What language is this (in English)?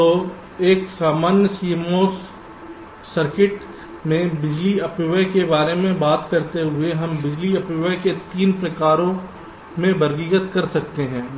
Hindi